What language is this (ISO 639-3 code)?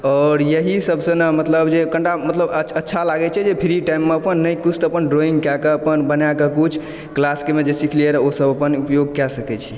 mai